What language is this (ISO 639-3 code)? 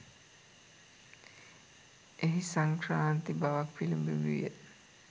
sin